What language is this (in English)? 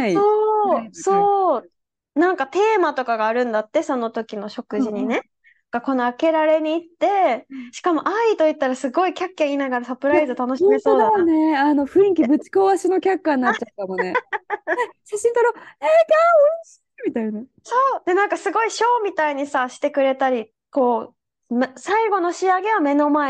Japanese